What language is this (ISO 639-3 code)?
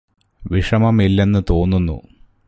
mal